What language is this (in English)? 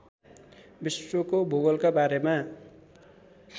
Nepali